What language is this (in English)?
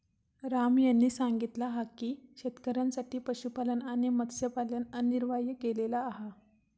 Marathi